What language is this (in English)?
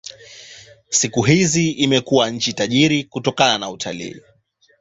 Swahili